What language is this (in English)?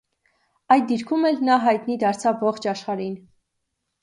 Armenian